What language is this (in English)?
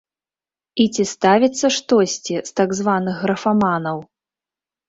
Belarusian